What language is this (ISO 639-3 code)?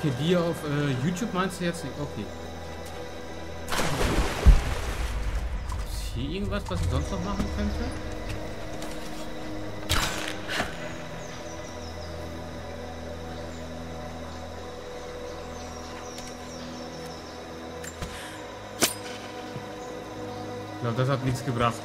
deu